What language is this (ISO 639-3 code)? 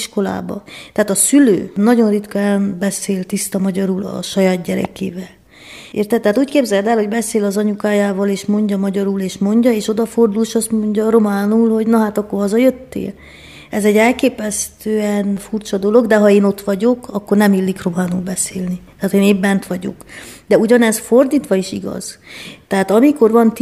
hun